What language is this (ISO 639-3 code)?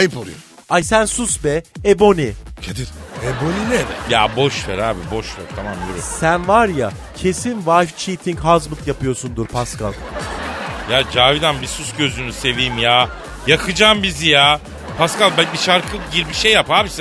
tur